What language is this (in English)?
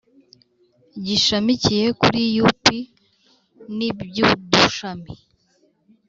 Kinyarwanda